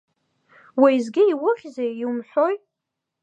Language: Abkhazian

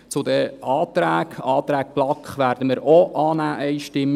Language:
Swiss German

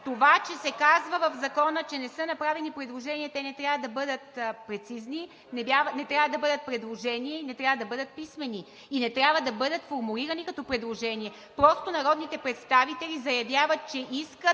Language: Bulgarian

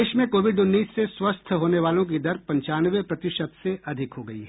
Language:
Hindi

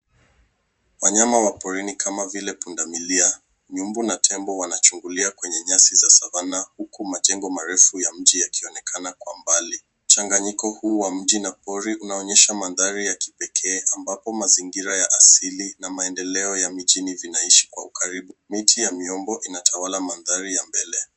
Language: Swahili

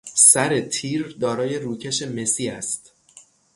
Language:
Persian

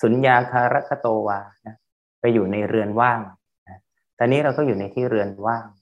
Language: Thai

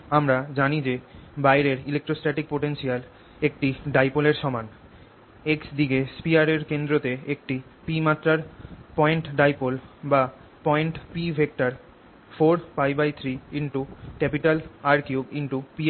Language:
Bangla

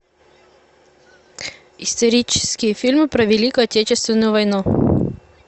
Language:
Russian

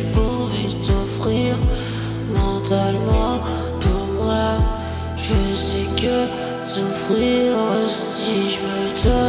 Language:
French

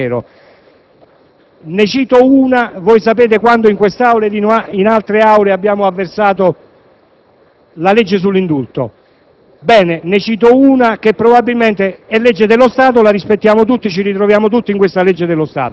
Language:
Italian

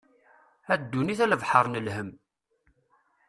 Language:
Kabyle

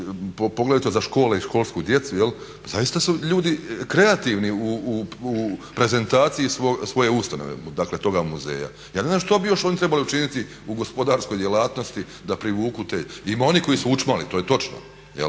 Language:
Croatian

